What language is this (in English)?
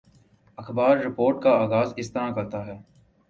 Urdu